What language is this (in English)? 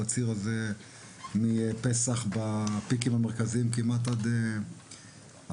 Hebrew